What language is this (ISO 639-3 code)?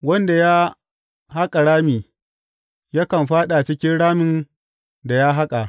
hau